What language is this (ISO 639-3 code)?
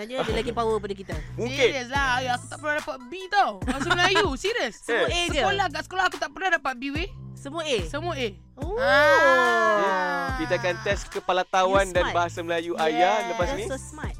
msa